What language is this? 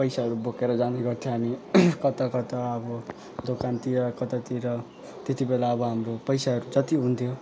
Nepali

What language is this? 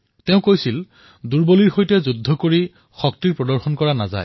Assamese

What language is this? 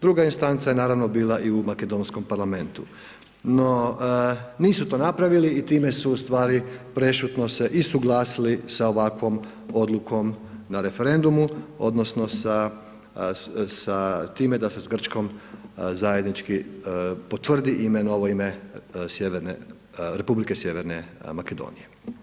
Croatian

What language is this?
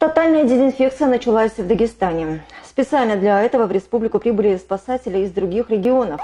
Russian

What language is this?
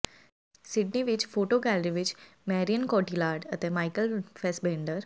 Punjabi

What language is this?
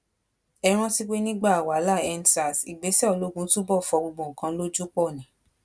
Yoruba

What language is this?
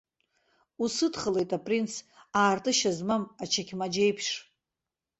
Abkhazian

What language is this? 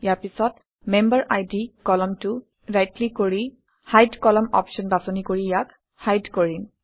Assamese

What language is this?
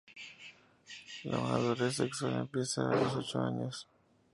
Spanish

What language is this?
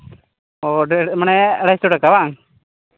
Santali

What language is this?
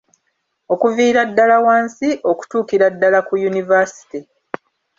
Ganda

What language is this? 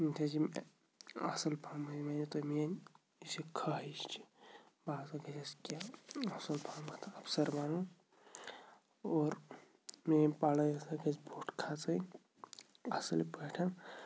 Kashmiri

